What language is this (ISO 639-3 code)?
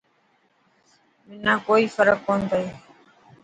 mki